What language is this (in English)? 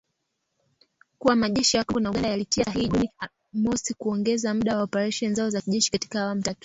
Swahili